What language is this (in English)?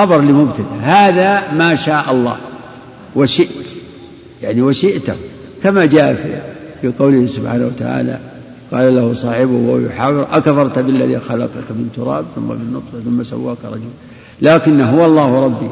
Arabic